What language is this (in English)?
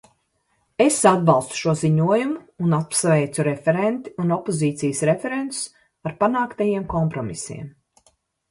Latvian